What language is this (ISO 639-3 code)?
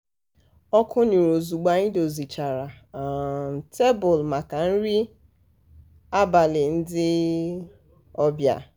ibo